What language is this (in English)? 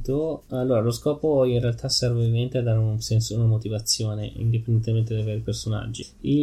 Italian